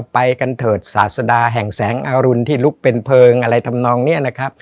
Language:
Thai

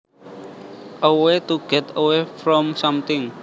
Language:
Javanese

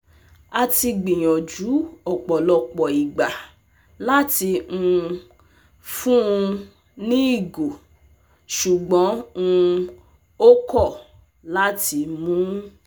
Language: Yoruba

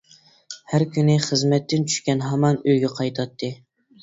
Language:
Uyghur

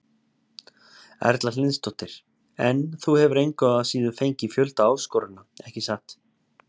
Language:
Icelandic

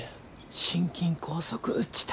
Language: Japanese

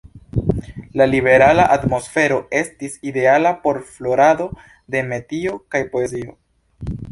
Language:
Esperanto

